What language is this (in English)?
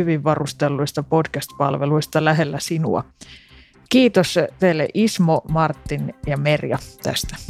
Finnish